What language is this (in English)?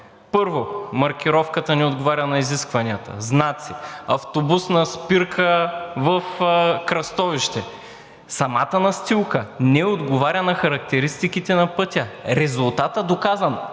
Bulgarian